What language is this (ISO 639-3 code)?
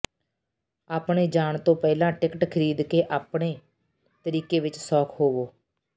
pan